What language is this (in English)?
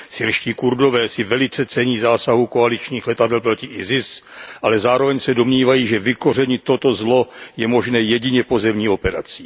Czech